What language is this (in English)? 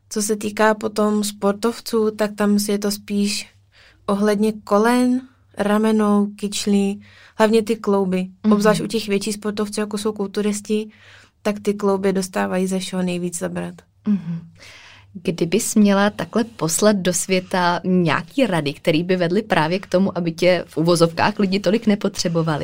Czech